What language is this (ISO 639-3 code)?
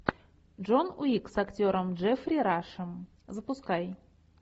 rus